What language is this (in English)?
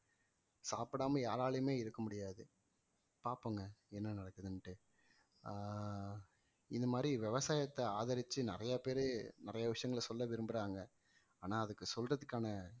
Tamil